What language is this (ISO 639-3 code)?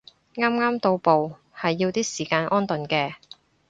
yue